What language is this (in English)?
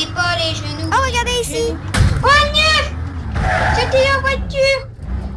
French